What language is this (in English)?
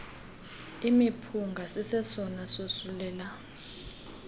Xhosa